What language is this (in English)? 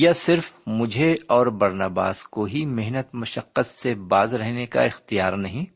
Urdu